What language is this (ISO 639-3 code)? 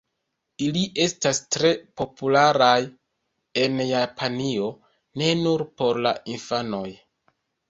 epo